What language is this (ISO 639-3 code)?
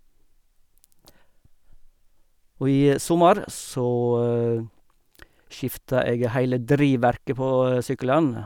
nor